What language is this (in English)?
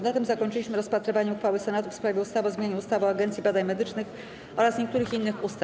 Polish